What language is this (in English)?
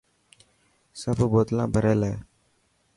Dhatki